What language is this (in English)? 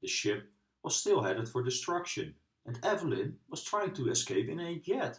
English